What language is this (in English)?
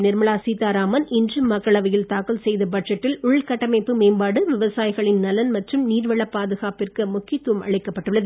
Tamil